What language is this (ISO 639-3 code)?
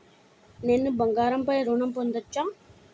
tel